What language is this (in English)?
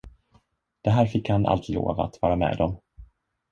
Swedish